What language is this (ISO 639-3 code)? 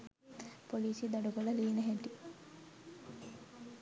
sin